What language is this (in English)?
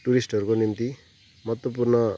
Nepali